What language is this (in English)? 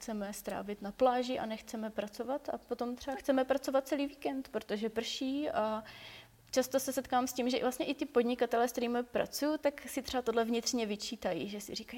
Czech